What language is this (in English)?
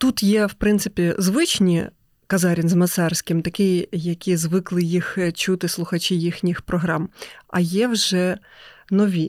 Ukrainian